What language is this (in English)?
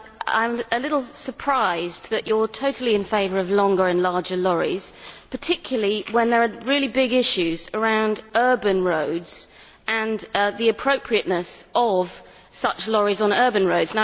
English